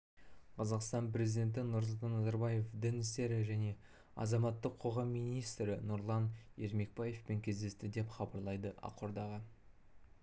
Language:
Kazakh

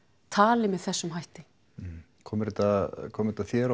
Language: Icelandic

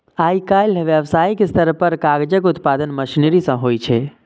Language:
Maithili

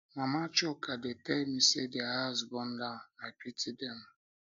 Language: Nigerian Pidgin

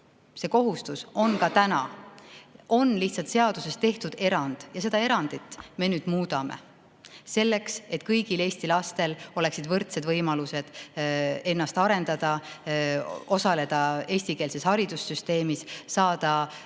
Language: Estonian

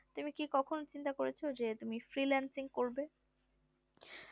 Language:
Bangla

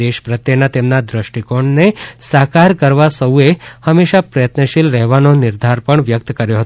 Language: Gujarati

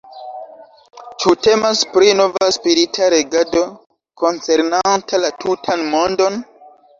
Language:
Esperanto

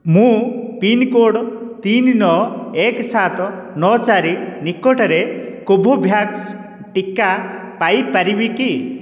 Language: Odia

